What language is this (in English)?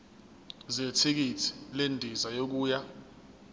Zulu